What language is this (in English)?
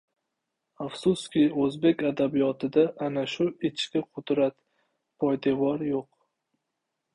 Uzbek